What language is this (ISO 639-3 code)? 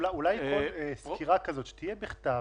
heb